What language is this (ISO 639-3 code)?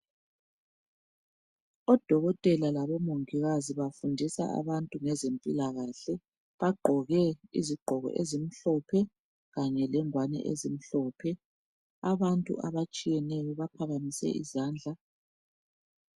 nde